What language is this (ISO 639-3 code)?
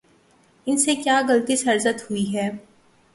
urd